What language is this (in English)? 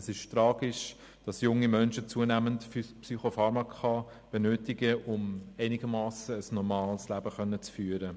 Swiss German